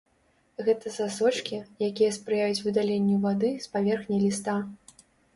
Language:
Belarusian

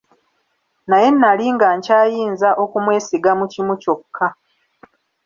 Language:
Ganda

